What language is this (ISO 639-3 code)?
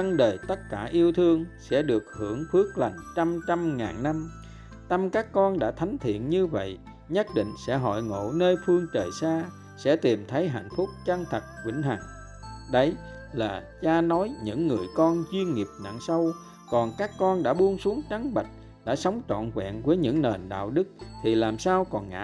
vie